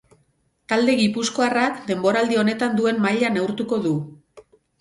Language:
Basque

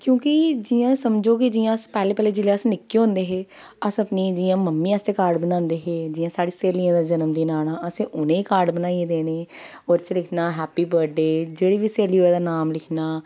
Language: Dogri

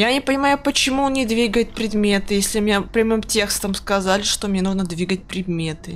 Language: Russian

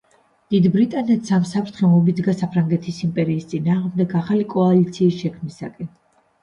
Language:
Georgian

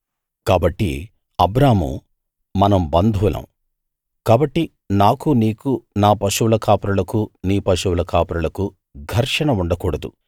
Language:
Telugu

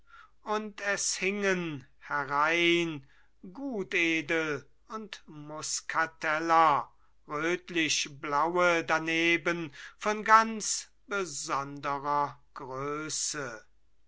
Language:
German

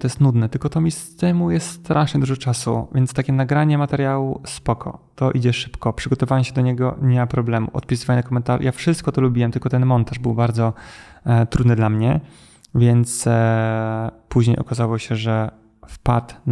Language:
Polish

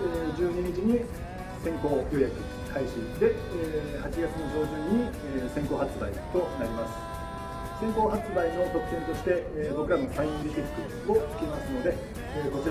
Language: Japanese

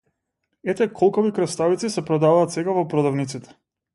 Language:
Macedonian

